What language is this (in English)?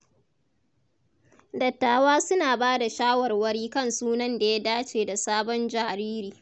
Hausa